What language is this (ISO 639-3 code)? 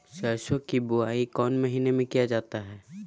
mag